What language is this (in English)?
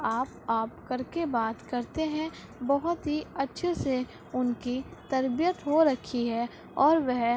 Urdu